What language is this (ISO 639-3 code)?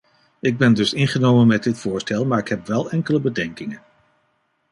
nld